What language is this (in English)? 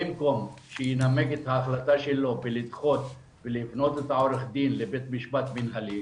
Hebrew